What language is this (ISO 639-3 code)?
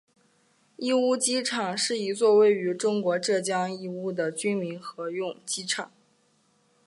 zho